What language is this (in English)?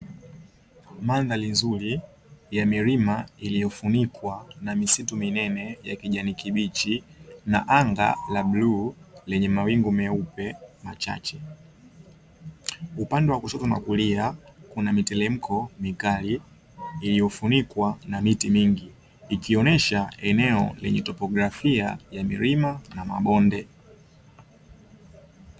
Swahili